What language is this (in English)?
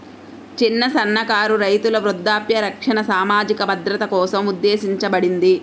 Telugu